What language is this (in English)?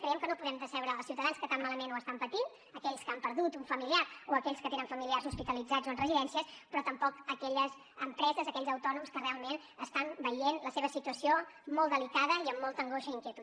Catalan